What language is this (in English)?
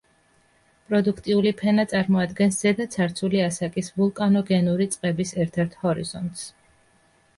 Georgian